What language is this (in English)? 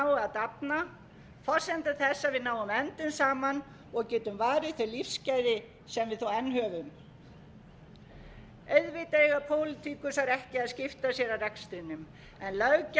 Icelandic